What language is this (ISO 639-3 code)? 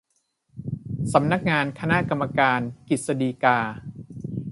tha